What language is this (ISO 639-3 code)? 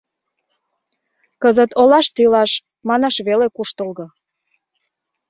chm